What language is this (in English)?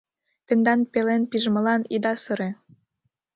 Mari